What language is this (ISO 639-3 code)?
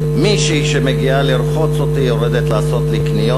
heb